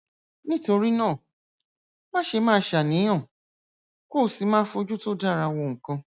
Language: Yoruba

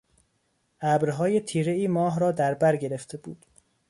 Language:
Persian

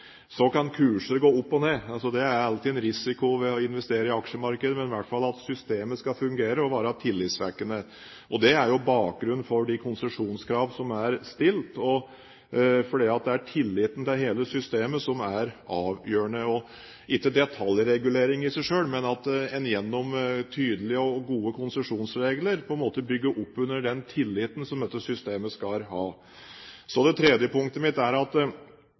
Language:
Norwegian Bokmål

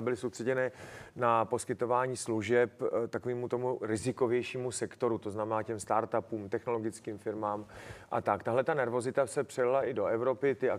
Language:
Czech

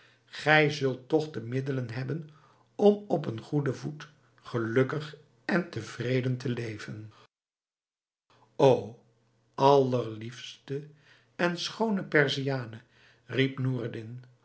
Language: Dutch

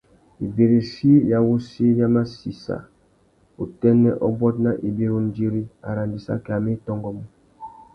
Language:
Tuki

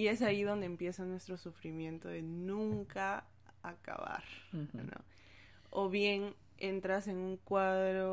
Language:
Spanish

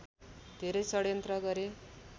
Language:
Nepali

